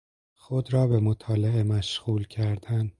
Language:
Persian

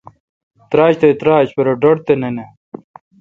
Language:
Kalkoti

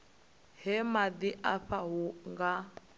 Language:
Venda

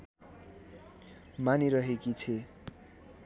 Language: Nepali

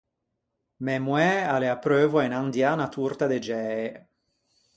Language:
Ligurian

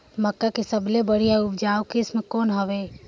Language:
Chhattisgarhi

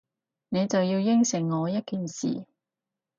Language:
Cantonese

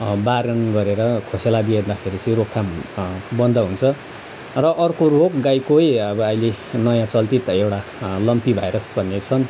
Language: Nepali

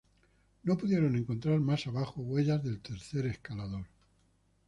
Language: Spanish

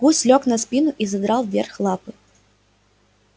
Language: Russian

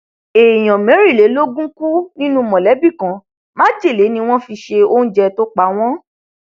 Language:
Yoruba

